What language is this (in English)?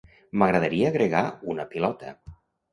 Catalan